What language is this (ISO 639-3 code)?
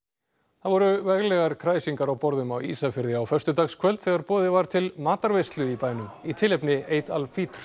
isl